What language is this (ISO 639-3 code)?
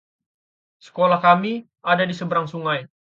ind